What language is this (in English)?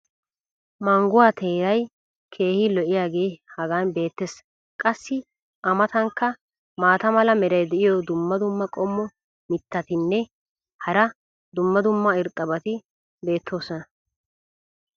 Wolaytta